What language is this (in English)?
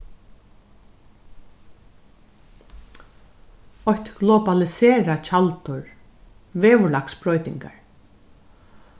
Faroese